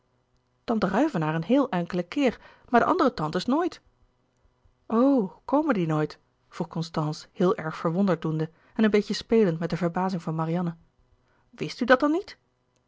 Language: Dutch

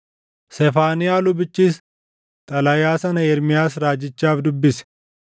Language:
Oromo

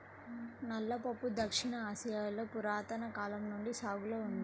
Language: Telugu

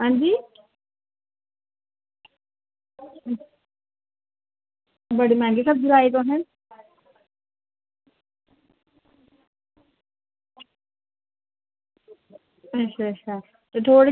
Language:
Dogri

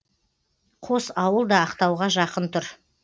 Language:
Kazakh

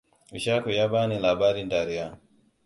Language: Hausa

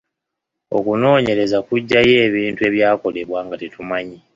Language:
Ganda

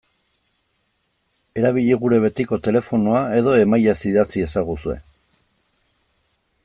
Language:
Basque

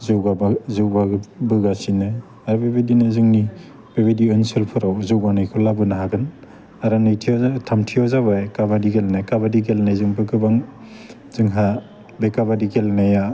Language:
Bodo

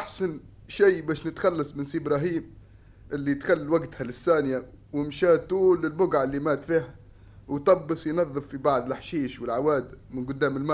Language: Arabic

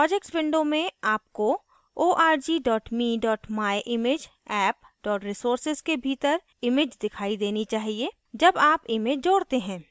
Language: Hindi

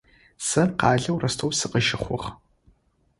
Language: Adyghe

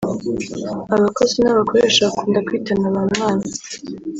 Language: Kinyarwanda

